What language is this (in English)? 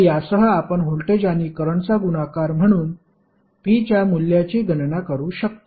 Marathi